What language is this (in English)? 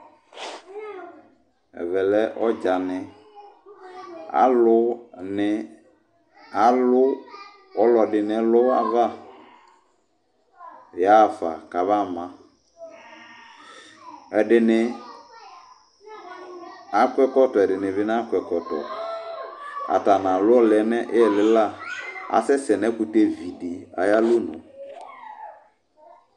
Ikposo